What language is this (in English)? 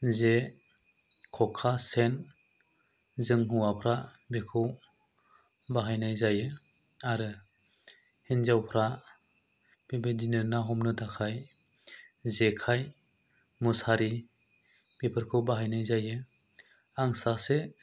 Bodo